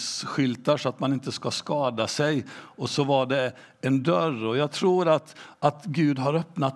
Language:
Swedish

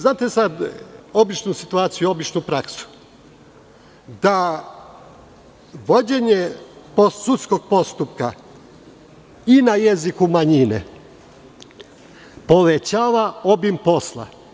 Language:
Serbian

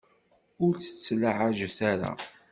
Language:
Kabyle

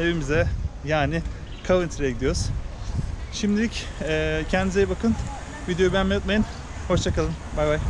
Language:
Turkish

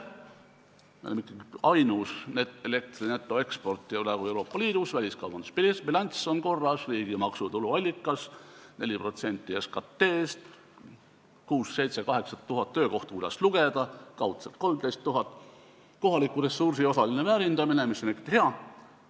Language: Estonian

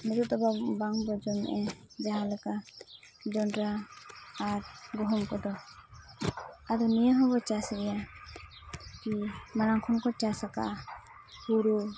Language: Santali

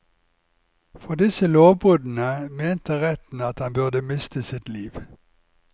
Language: Norwegian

